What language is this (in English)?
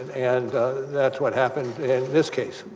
English